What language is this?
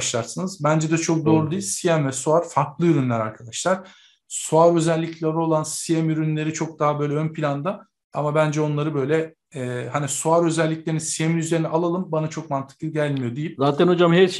Turkish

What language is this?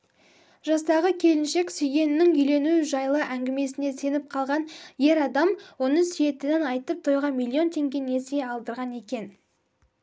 Kazakh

